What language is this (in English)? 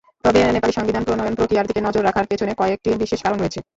Bangla